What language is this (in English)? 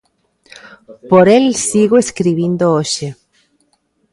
Galician